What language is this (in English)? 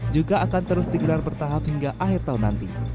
Indonesian